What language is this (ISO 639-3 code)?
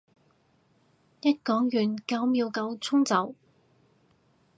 yue